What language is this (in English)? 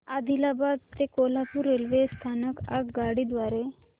Marathi